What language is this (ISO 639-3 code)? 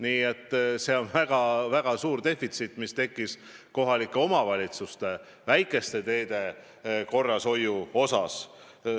est